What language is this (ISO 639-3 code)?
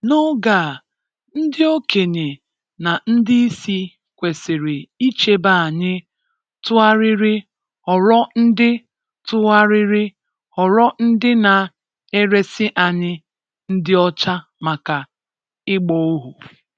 ibo